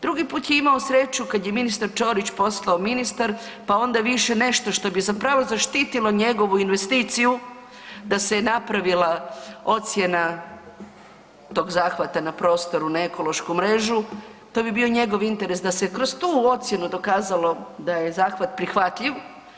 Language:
Croatian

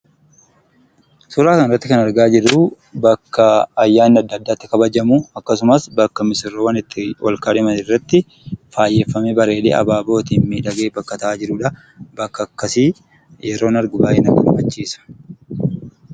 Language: Oromo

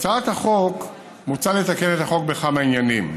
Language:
Hebrew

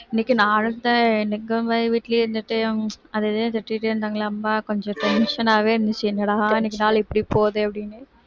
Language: Tamil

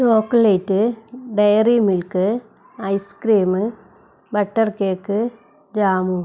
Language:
Malayalam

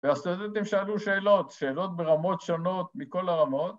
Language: Hebrew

